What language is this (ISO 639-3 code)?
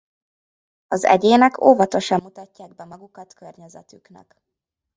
hun